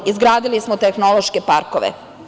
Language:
Serbian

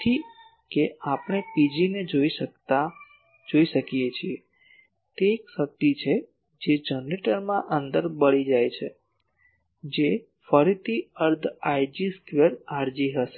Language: Gujarati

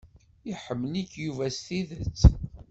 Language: Kabyle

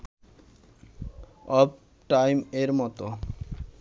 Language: Bangla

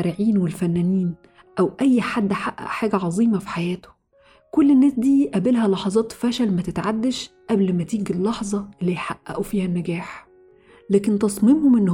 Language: Arabic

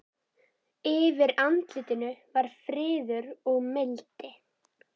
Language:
Icelandic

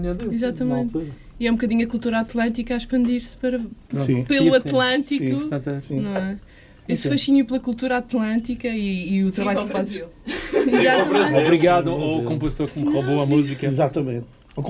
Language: Portuguese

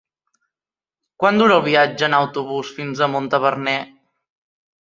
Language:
Catalan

